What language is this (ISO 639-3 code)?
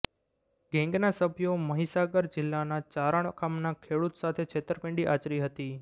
guj